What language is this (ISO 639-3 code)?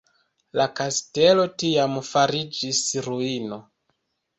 epo